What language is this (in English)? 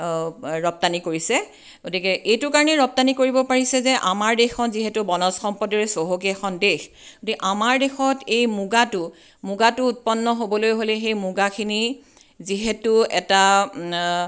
Assamese